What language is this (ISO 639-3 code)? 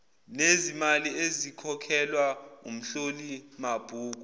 zul